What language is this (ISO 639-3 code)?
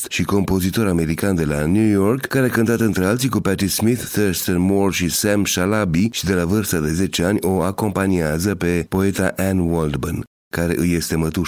ron